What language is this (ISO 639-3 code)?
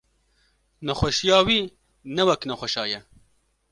kur